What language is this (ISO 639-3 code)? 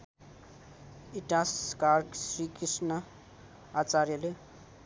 nep